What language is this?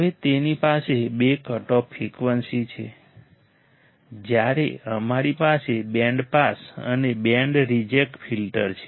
Gujarati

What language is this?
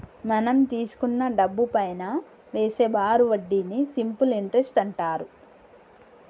Telugu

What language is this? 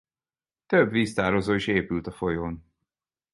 Hungarian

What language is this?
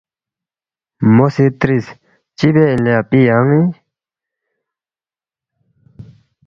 Balti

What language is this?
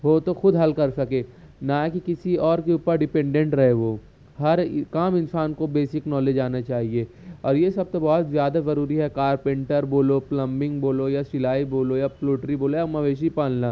Urdu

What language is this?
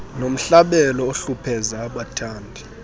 Xhosa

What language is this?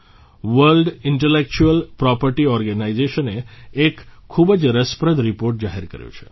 Gujarati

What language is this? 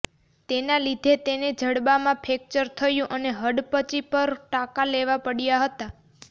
Gujarati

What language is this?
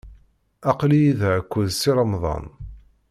Kabyle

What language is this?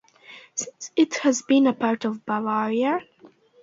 English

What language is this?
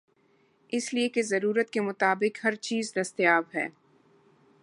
Urdu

